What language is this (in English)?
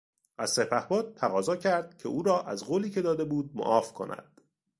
Persian